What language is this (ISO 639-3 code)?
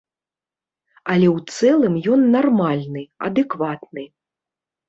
bel